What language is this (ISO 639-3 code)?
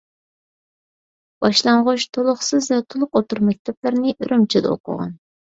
uig